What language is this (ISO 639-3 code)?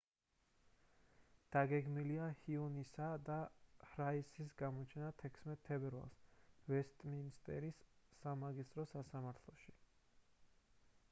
kat